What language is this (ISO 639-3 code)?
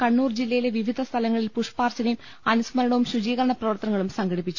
mal